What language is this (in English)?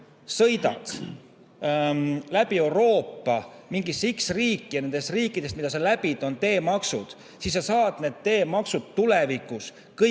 Estonian